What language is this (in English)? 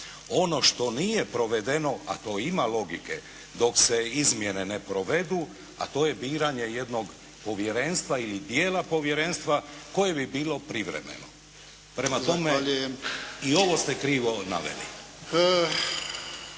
Croatian